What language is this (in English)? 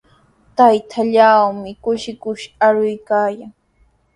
Sihuas Ancash Quechua